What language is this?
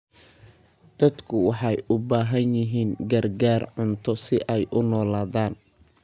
Somali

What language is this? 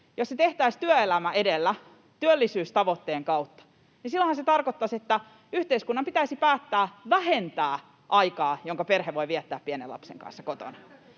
Finnish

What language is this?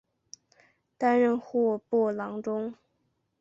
Chinese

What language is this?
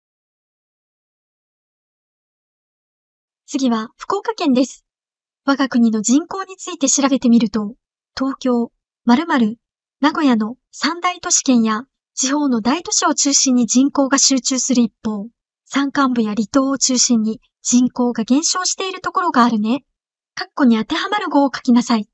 Japanese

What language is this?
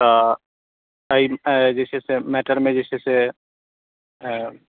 Maithili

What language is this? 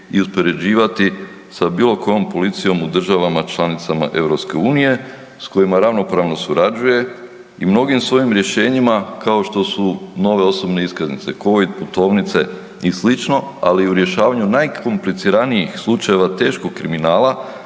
Croatian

